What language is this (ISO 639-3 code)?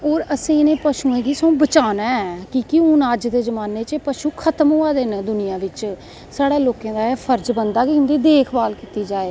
doi